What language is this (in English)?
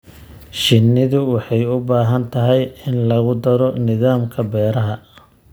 Somali